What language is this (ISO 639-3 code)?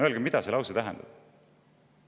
est